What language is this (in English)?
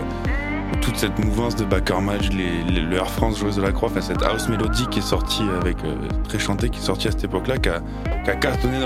French